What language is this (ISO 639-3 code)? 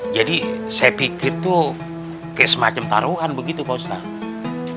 ind